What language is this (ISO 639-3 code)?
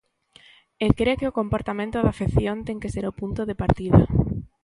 glg